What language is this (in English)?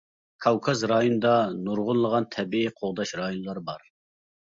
Uyghur